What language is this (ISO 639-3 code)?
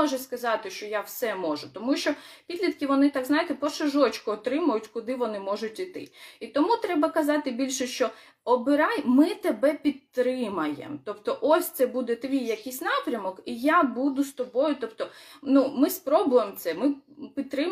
ukr